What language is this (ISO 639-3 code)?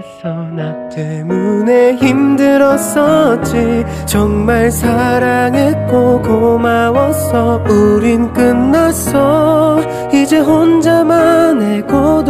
kor